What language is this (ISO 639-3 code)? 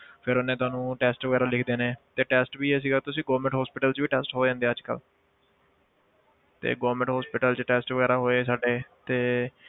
pan